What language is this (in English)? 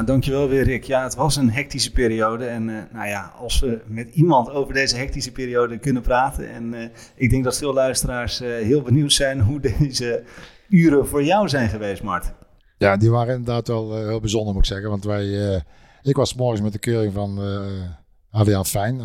Dutch